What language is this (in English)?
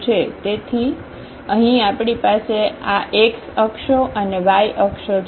Gujarati